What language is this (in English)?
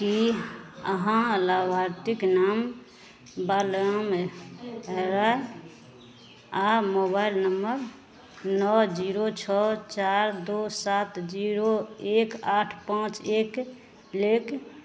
Maithili